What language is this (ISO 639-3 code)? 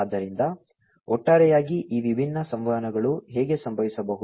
kan